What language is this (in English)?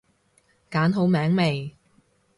Cantonese